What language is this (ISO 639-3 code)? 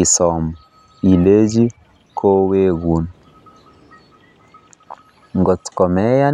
kln